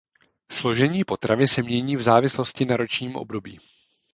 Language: Czech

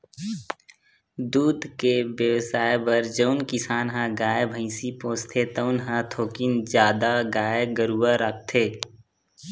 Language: Chhattisgarhi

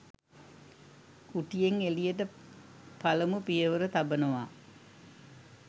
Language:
Sinhala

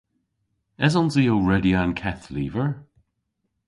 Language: Cornish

